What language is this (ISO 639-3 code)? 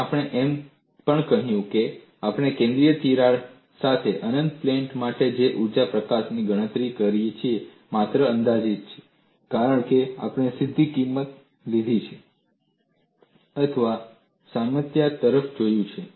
guj